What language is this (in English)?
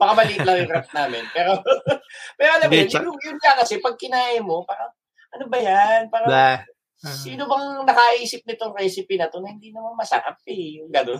Filipino